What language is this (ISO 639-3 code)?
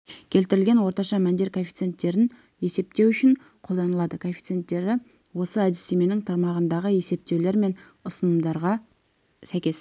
kaz